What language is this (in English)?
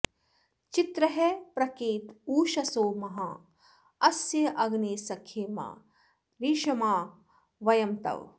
Sanskrit